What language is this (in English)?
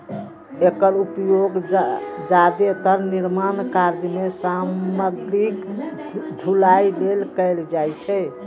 Maithili